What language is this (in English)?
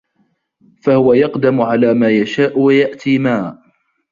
Arabic